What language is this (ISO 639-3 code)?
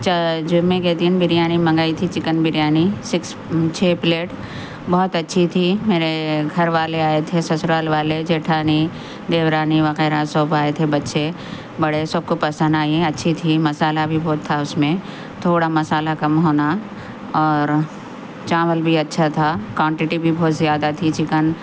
urd